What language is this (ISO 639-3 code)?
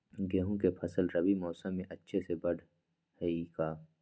mag